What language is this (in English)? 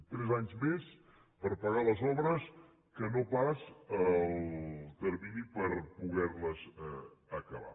Catalan